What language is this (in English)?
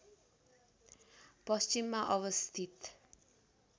Nepali